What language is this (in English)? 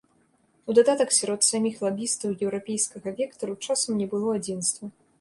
Belarusian